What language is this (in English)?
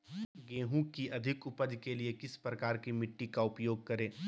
Magahi